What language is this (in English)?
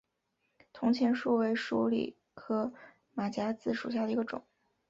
Chinese